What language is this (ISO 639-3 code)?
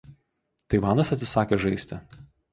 lit